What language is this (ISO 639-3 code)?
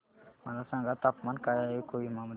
mar